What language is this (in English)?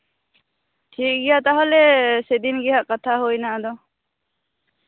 Santali